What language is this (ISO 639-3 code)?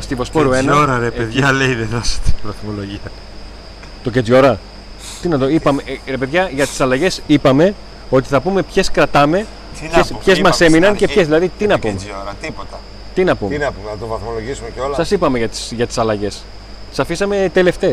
ell